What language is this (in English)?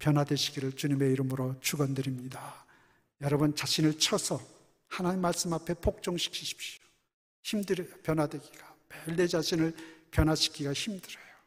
Korean